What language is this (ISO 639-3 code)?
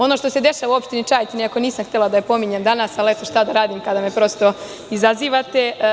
srp